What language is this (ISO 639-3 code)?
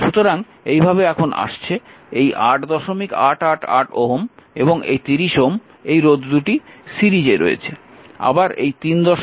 ben